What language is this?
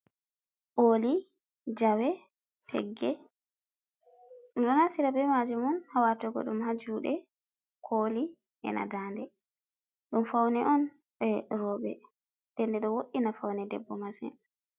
Fula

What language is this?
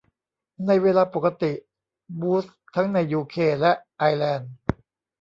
Thai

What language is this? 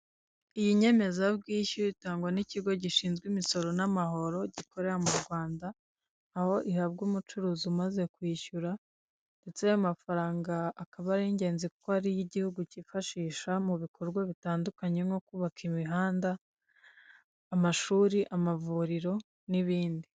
Kinyarwanda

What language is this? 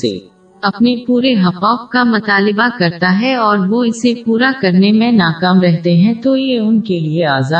Urdu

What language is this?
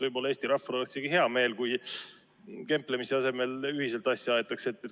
Estonian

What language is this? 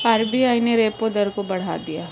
Hindi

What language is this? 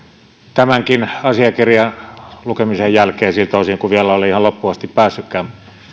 Finnish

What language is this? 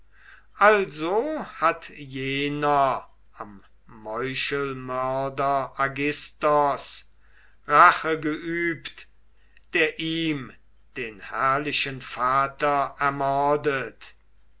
German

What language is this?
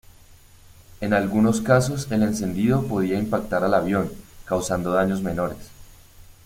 Spanish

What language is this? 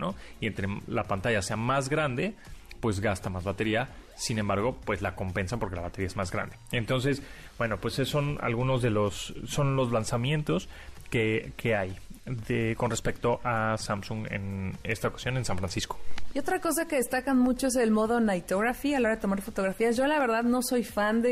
Spanish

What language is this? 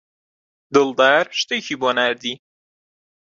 Central Kurdish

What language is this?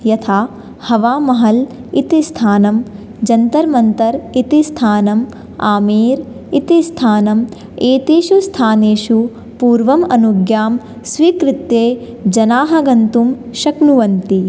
Sanskrit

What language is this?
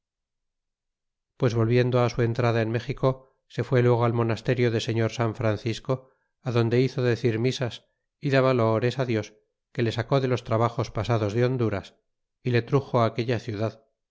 Spanish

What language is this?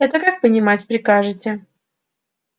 Russian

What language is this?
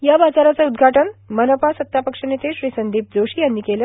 Marathi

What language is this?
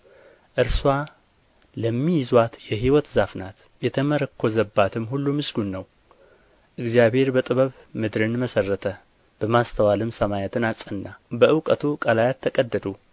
Amharic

